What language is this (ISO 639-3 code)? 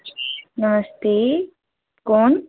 doi